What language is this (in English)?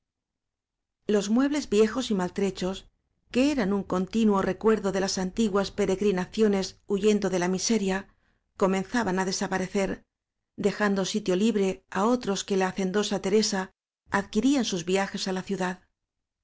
Spanish